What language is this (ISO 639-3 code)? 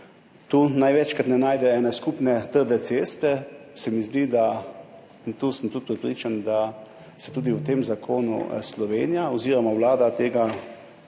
slv